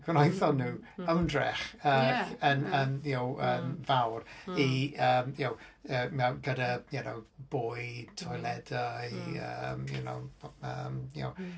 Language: Welsh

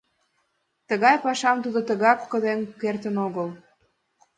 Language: Mari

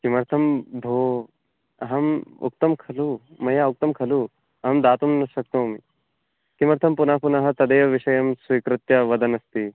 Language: Sanskrit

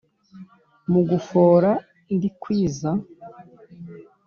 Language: Kinyarwanda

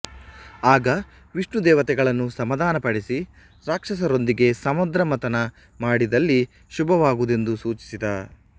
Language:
Kannada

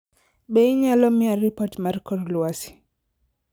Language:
Luo (Kenya and Tanzania)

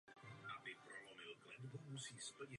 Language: Czech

